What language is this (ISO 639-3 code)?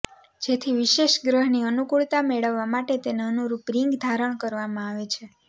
guj